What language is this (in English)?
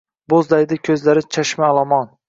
Uzbek